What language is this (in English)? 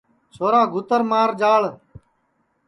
Sansi